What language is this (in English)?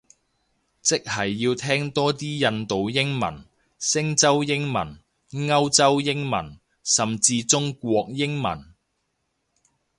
Cantonese